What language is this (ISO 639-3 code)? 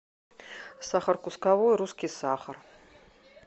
rus